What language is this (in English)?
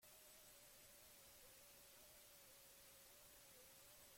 Basque